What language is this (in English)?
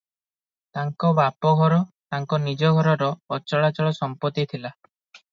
Odia